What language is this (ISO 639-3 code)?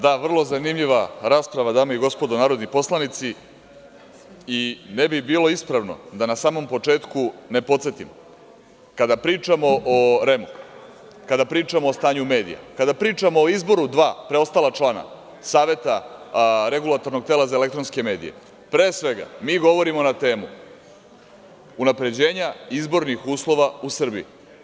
srp